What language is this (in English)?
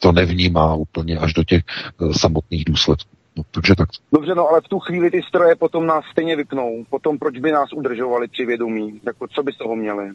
Czech